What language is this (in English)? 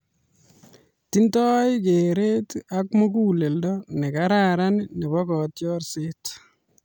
Kalenjin